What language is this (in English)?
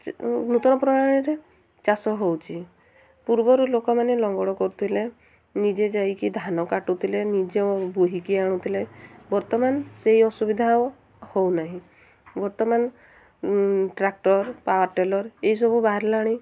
Odia